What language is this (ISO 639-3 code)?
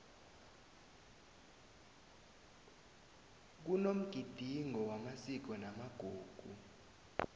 nbl